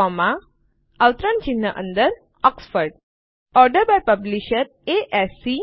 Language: Gujarati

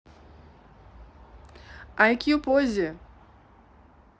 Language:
Russian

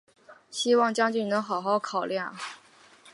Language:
Chinese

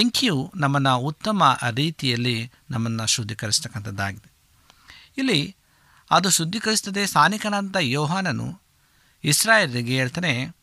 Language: Kannada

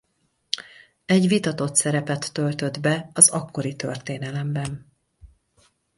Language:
Hungarian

